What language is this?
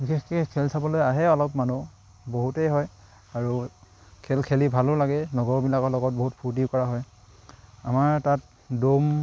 Assamese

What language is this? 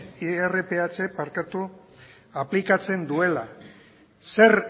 Basque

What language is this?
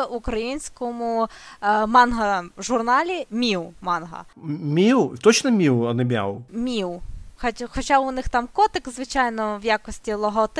Ukrainian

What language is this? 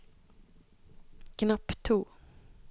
Norwegian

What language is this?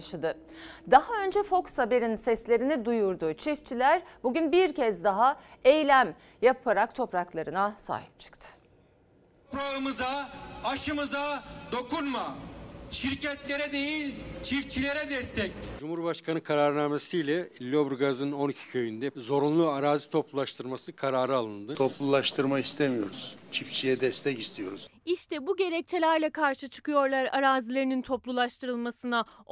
Turkish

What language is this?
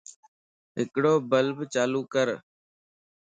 Lasi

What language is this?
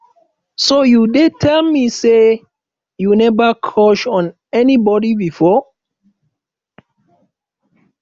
Nigerian Pidgin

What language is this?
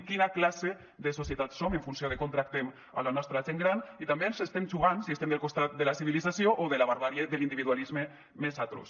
Catalan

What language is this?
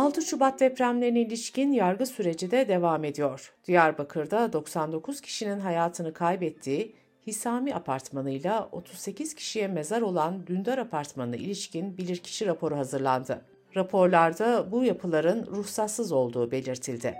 Turkish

